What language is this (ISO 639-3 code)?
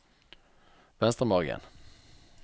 nor